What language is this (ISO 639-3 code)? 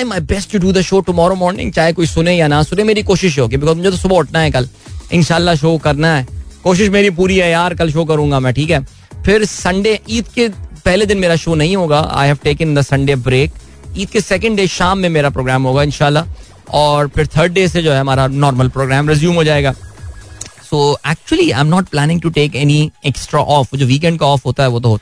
hin